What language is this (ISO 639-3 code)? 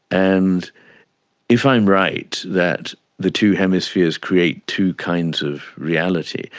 eng